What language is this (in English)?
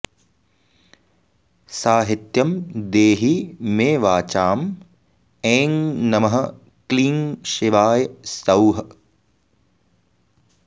Sanskrit